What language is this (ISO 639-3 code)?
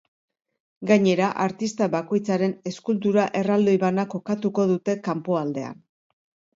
eus